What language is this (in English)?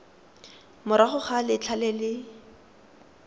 Tswana